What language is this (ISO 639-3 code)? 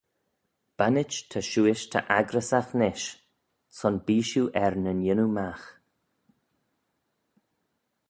glv